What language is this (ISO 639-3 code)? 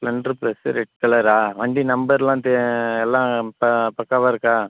tam